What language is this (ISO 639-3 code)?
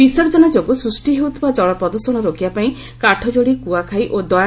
ori